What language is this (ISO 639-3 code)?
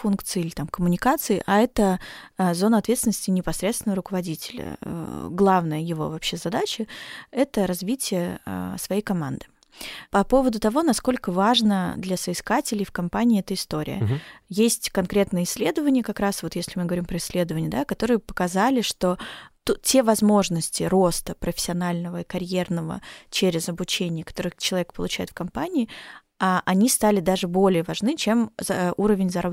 rus